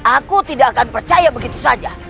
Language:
Indonesian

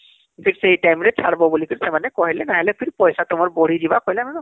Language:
Odia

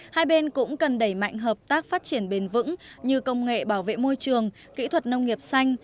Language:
Vietnamese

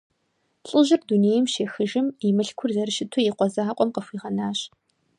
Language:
Kabardian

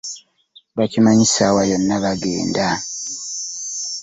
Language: Ganda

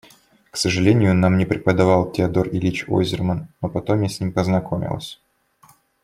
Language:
Russian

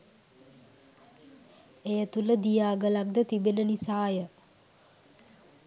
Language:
Sinhala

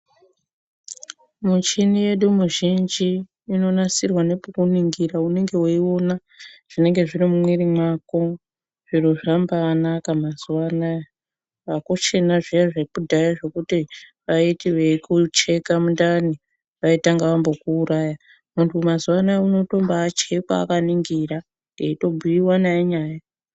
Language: Ndau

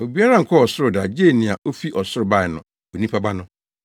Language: Akan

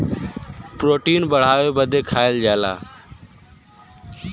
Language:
Bhojpuri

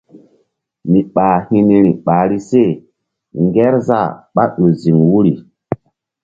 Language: Mbum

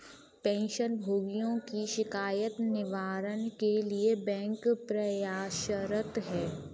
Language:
Hindi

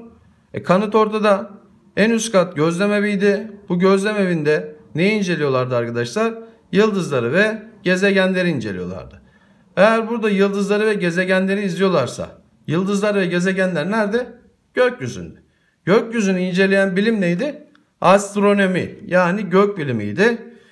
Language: Turkish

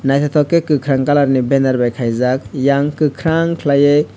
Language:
Kok Borok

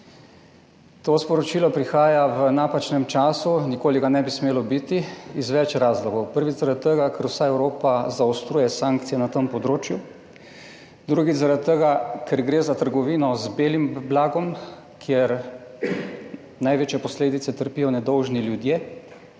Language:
Slovenian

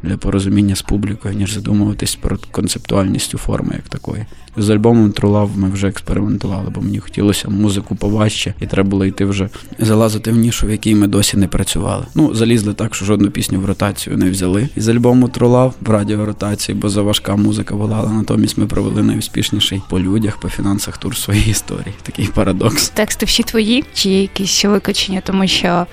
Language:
Ukrainian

